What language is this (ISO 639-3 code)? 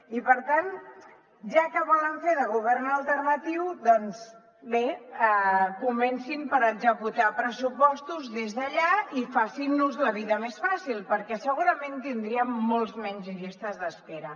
cat